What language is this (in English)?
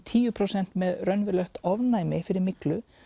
Icelandic